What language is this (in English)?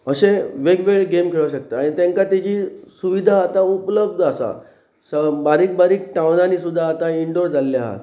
Konkani